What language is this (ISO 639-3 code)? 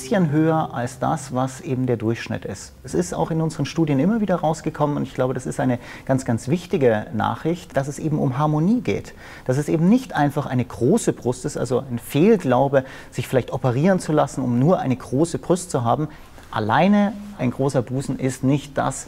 deu